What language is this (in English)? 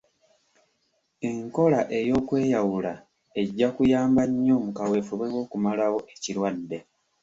Ganda